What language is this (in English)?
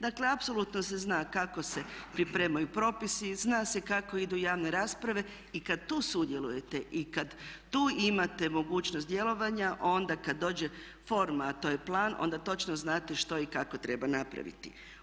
Croatian